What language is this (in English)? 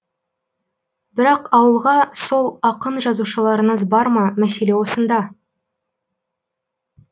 Kazakh